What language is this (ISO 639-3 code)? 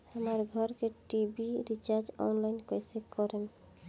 bho